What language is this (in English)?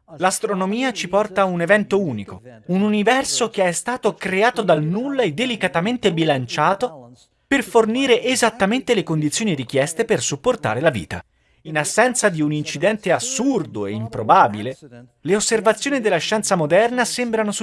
Italian